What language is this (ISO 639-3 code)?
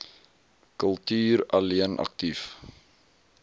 afr